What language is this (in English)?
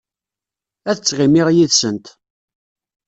Kabyle